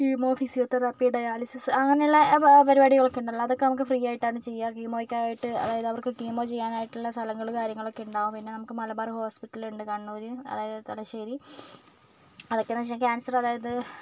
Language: Malayalam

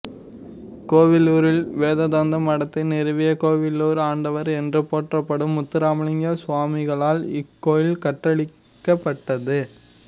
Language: Tamil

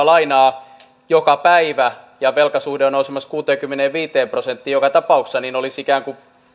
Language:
Finnish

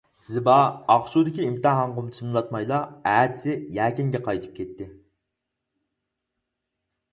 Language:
Uyghur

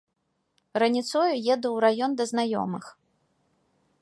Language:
Belarusian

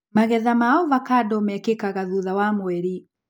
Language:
Kikuyu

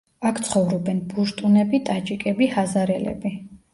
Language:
Georgian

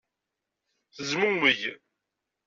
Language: Kabyle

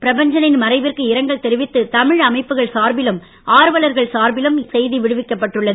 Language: Tamil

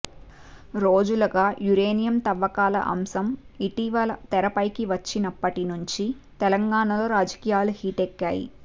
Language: Telugu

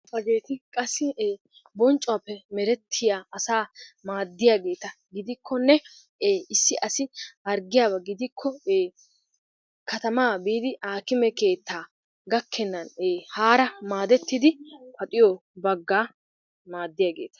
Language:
Wolaytta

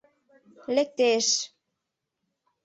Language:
Mari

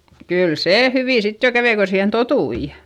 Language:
Finnish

